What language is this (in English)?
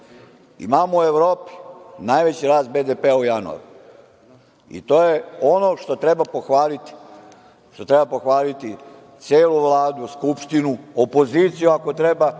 Serbian